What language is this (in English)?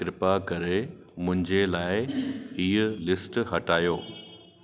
Sindhi